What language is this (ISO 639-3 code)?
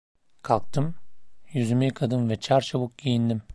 tur